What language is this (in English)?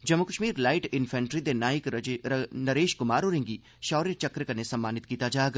Dogri